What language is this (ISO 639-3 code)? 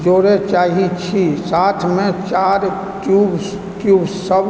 mai